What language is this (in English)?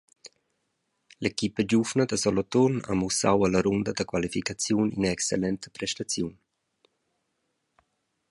Romansh